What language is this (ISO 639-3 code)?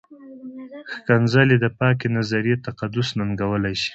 pus